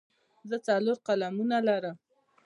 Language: Pashto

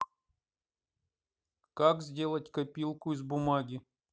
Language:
Russian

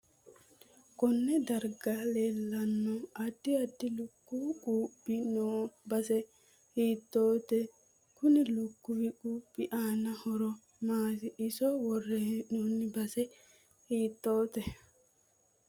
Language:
Sidamo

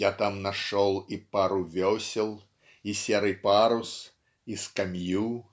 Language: Russian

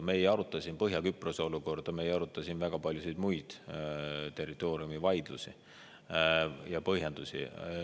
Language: Estonian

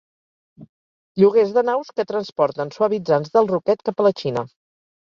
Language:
Catalan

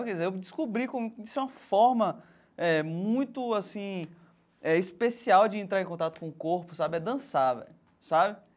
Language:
Portuguese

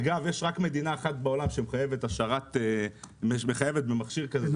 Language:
Hebrew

